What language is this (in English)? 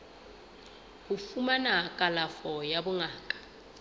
Southern Sotho